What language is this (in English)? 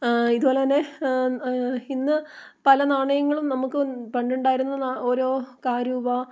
Malayalam